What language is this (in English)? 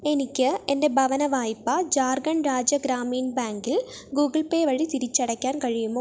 Malayalam